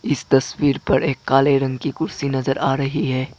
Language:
Hindi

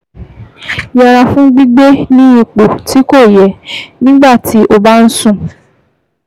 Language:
Yoruba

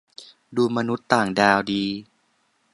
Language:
Thai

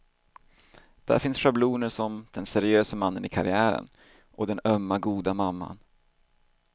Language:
Swedish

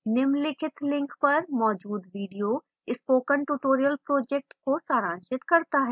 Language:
Hindi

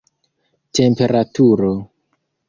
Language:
Esperanto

